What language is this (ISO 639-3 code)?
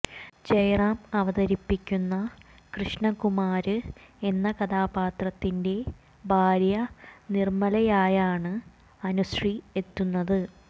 mal